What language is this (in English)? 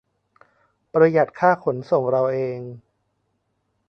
Thai